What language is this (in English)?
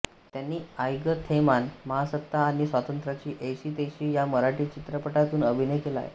Marathi